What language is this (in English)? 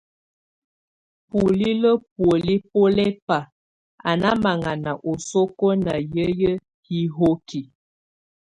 Tunen